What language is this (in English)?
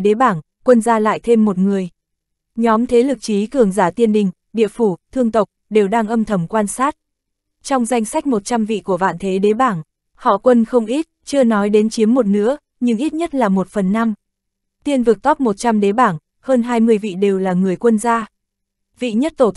Vietnamese